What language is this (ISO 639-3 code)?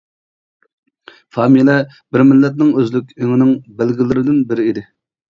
uig